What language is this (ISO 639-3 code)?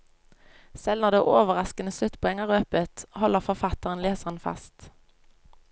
nor